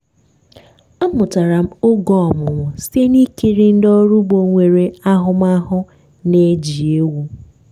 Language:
Igbo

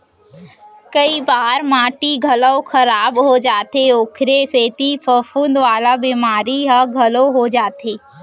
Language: Chhattisgarhi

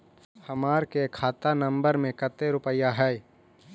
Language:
Magahi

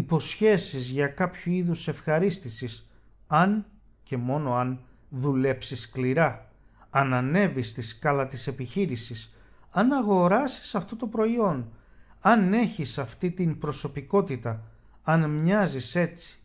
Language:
Greek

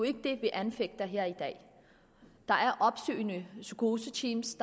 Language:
Danish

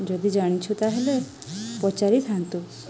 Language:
Odia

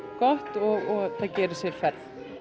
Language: Icelandic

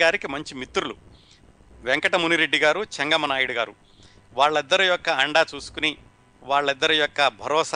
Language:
Telugu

